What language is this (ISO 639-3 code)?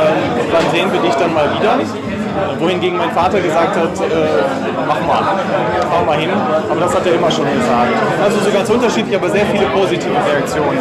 deu